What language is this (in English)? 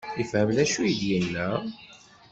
Kabyle